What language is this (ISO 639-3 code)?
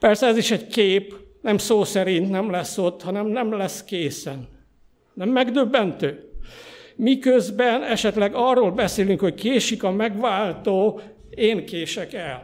hun